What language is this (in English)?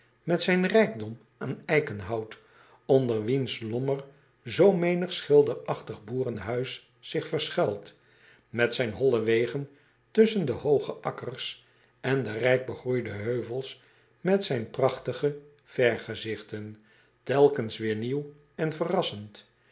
Dutch